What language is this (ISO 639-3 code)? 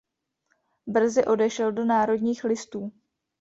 ces